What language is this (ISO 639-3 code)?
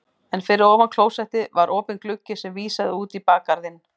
isl